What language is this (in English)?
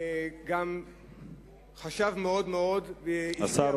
Hebrew